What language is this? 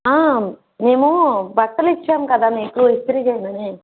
Telugu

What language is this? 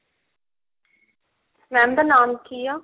Punjabi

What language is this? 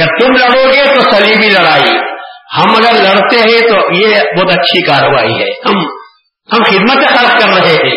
Urdu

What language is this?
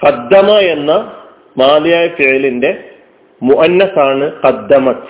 Malayalam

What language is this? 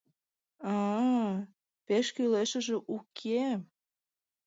Mari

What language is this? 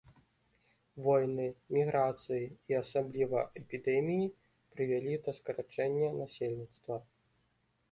Belarusian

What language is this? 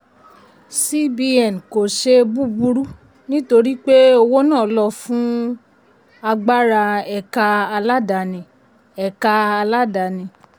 Yoruba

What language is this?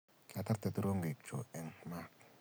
Kalenjin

